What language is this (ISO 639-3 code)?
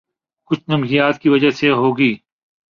urd